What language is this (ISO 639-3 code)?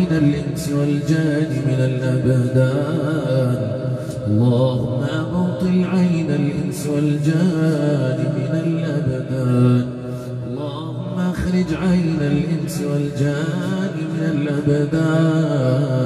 ara